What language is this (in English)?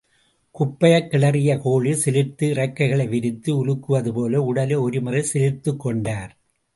Tamil